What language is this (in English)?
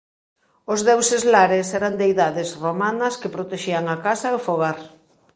Galician